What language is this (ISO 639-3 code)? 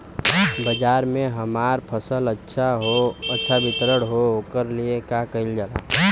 bho